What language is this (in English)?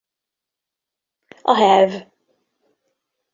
Hungarian